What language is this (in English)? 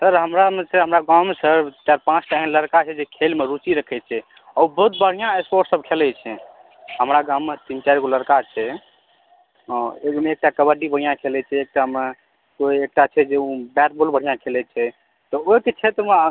Maithili